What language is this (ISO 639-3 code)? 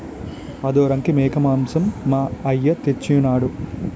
tel